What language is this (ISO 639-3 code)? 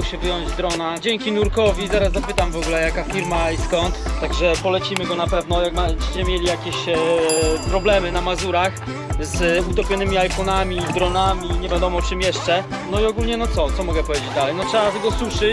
pol